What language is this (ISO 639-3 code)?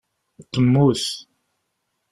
kab